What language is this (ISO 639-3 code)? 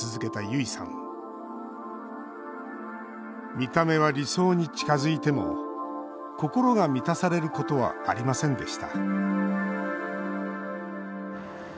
jpn